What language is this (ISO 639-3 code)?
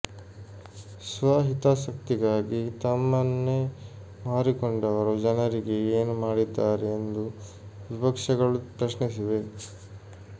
kan